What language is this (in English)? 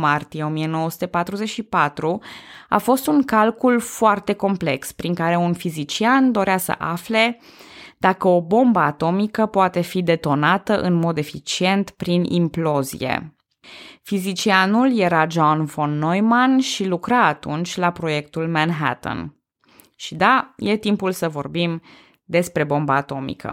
Romanian